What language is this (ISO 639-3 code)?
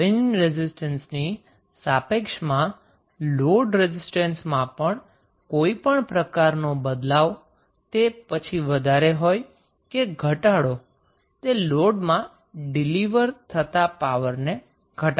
guj